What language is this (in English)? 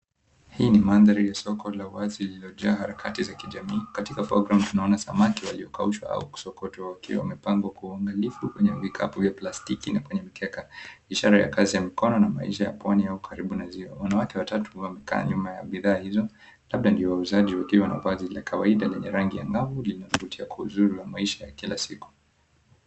Swahili